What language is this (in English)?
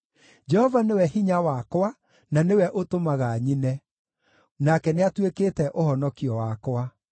Kikuyu